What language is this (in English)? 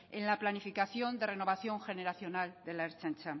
Spanish